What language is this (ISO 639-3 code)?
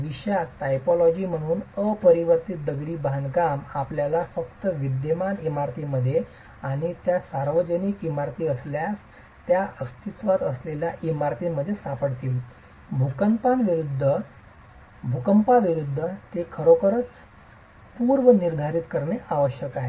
mar